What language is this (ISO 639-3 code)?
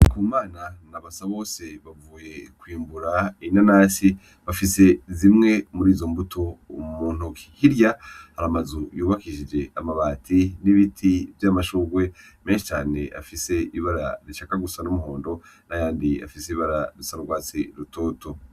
run